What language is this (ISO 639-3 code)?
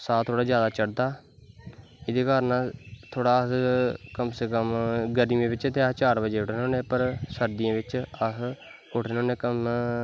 doi